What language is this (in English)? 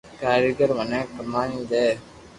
Loarki